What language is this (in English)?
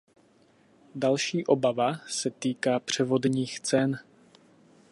Czech